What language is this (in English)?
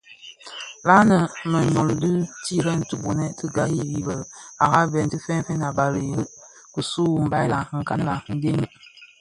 Bafia